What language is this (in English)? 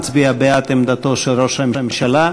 Hebrew